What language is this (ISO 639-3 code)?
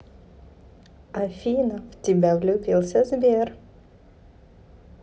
rus